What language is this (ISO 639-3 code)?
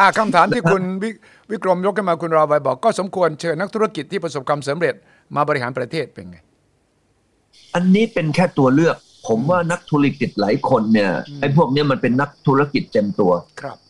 tha